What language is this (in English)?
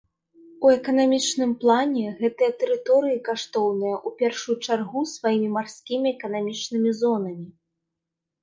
Belarusian